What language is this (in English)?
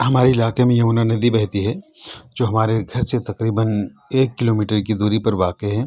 Urdu